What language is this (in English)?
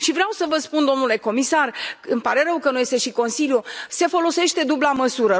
Romanian